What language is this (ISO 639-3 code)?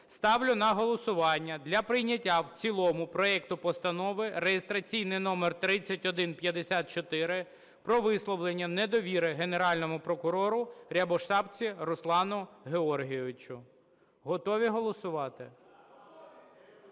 ukr